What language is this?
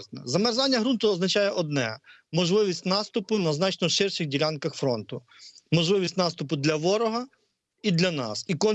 Ukrainian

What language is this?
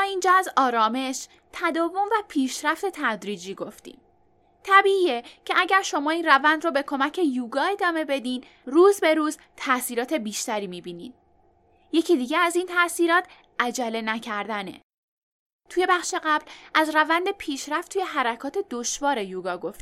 Persian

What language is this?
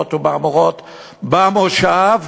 Hebrew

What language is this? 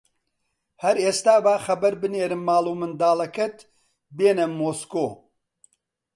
Central Kurdish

